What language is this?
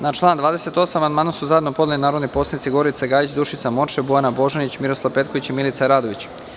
Serbian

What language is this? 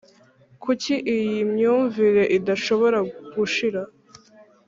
Kinyarwanda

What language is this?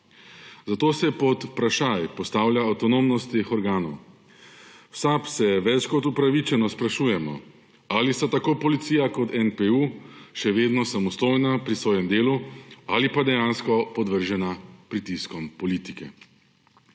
Slovenian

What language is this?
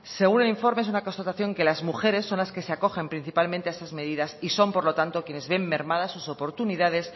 Spanish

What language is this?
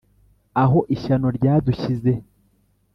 Kinyarwanda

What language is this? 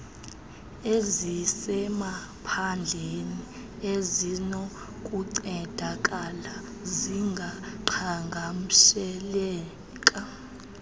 Xhosa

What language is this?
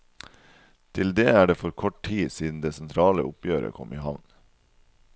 Norwegian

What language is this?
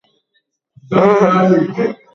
Basque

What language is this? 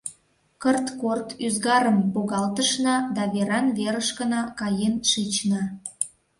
Mari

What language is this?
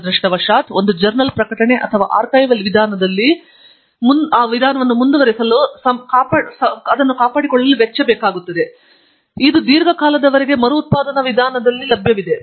Kannada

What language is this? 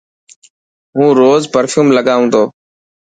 Dhatki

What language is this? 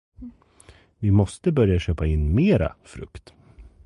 Swedish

